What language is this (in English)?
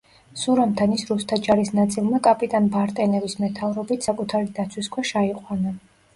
Georgian